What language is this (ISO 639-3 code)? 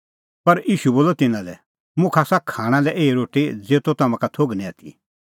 kfx